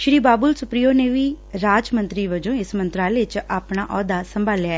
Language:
Punjabi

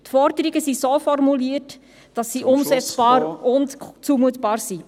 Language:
Swiss German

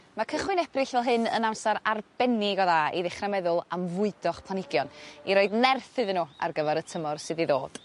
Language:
Welsh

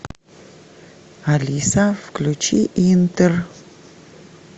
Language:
Russian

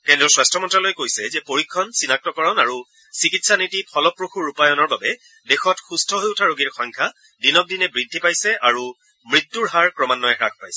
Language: Assamese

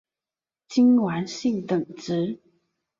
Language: Chinese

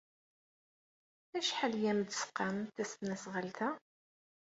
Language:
Kabyle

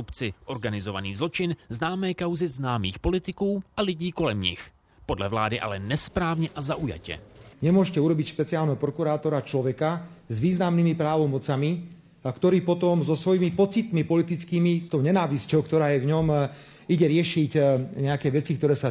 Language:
Czech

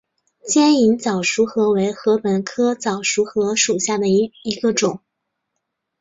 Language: Chinese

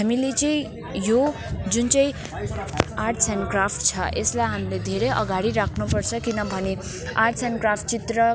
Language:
Nepali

